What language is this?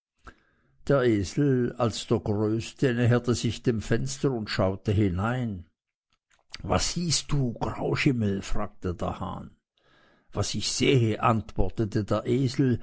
German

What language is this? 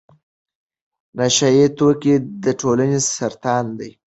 Pashto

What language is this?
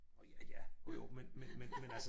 Danish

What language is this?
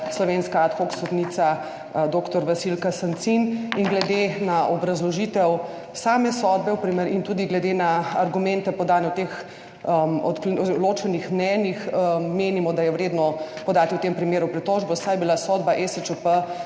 Slovenian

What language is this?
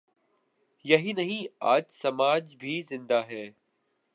Urdu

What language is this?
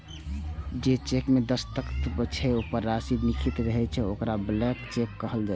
Maithili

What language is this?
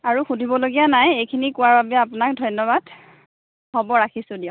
Assamese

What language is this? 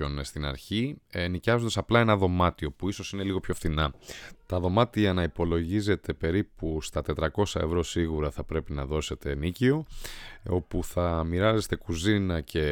Greek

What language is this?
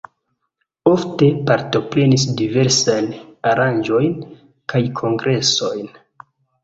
Esperanto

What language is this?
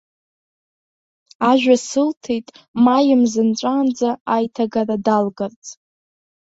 Abkhazian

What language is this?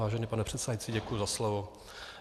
Czech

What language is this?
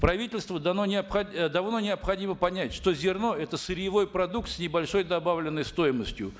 Kazakh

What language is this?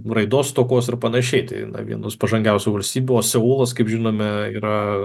Lithuanian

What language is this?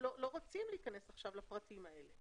Hebrew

